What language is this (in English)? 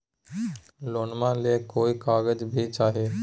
Magahi